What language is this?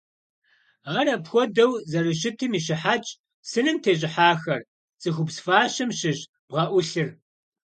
Kabardian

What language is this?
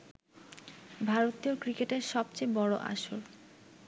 Bangla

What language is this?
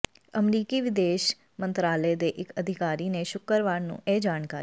Punjabi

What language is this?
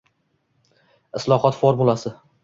Uzbek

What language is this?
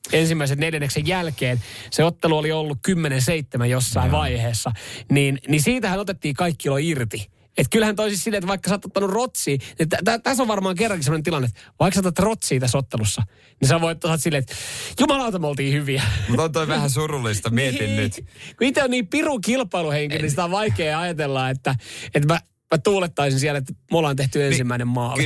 Finnish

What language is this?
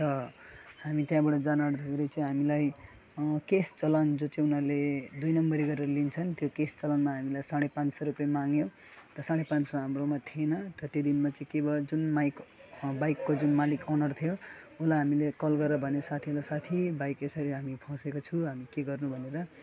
Nepali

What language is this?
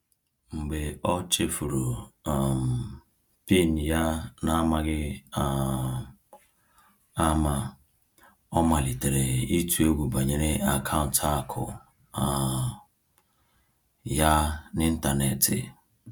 Igbo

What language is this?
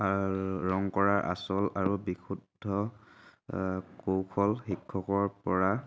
Assamese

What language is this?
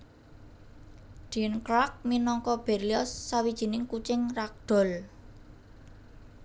Javanese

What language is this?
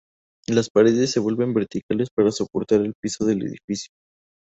Spanish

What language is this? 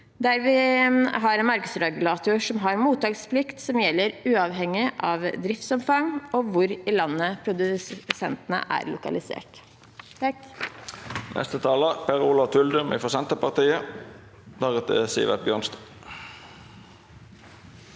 Norwegian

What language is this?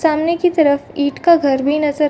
Hindi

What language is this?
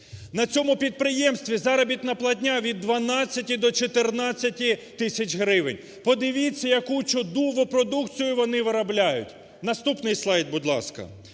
Ukrainian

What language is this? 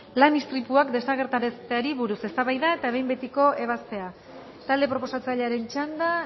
Basque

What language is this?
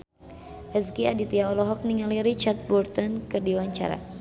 Sundanese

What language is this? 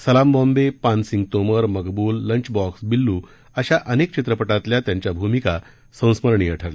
Marathi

